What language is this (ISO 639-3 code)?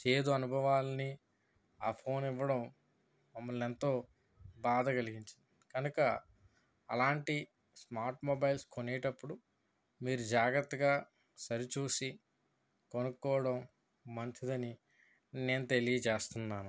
tel